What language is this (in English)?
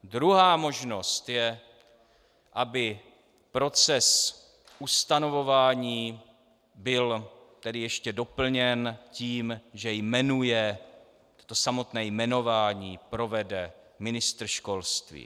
Czech